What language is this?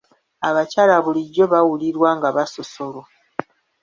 Ganda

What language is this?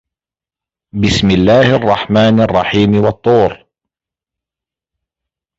Arabic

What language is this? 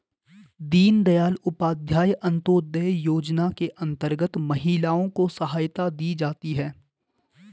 Hindi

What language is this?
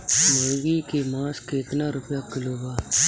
Bhojpuri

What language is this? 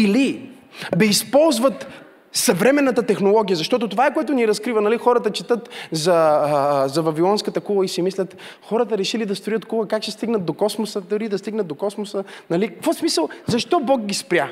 Bulgarian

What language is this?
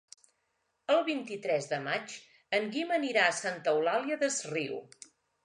Catalan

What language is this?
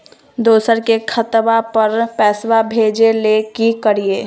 Magahi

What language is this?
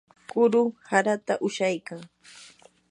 Yanahuanca Pasco Quechua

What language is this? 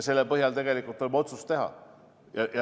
Estonian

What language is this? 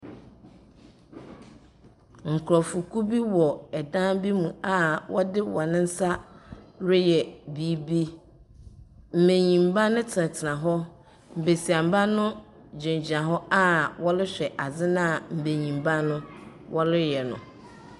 Akan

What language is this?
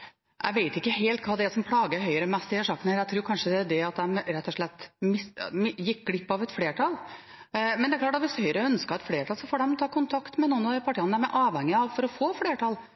Norwegian Bokmål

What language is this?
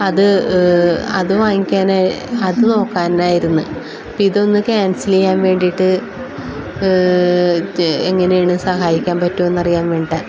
Malayalam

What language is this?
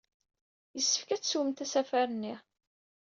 Kabyle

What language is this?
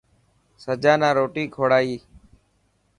Dhatki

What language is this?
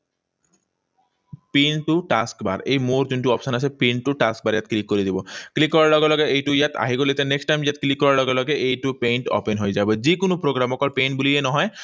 Assamese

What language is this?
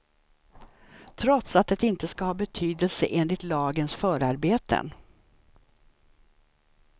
Swedish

